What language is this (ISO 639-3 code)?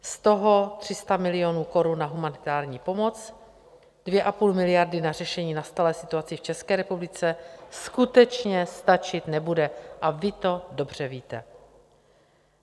ces